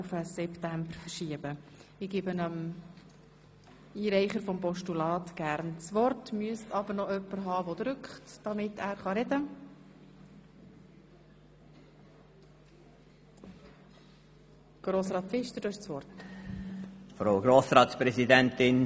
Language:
Swiss German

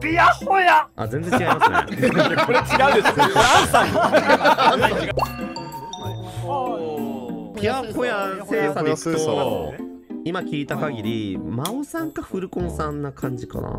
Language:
Japanese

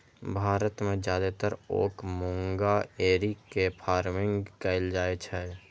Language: Maithili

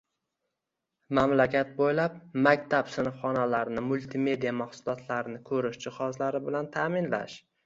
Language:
Uzbek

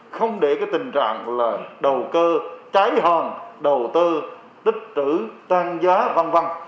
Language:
Vietnamese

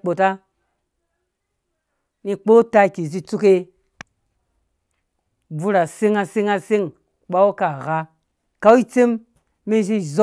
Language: Dũya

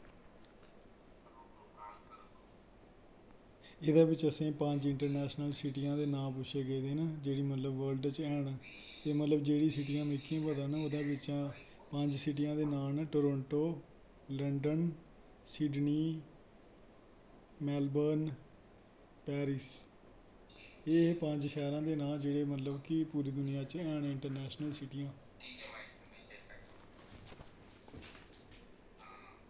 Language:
Dogri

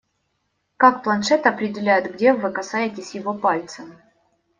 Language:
Russian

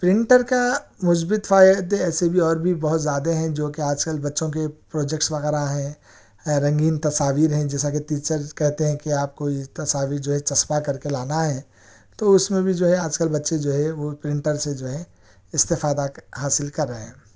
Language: Urdu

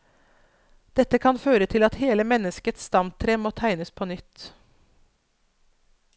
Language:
Norwegian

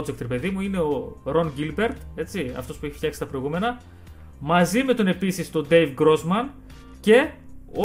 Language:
Greek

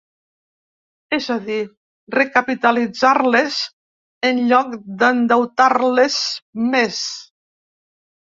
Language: Catalan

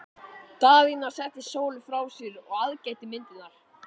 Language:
Icelandic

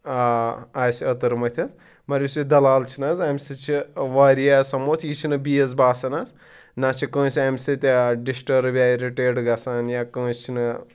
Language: Kashmiri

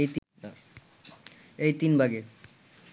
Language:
Bangla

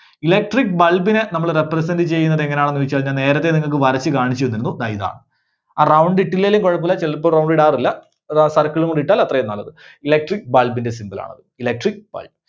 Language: Malayalam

